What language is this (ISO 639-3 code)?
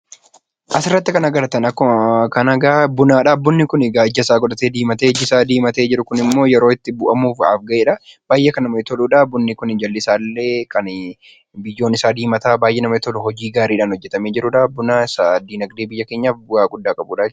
orm